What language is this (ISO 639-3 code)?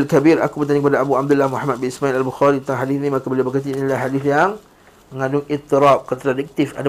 msa